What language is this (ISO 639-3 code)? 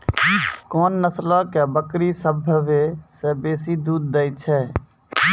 mai